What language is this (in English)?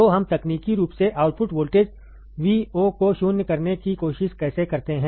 Hindi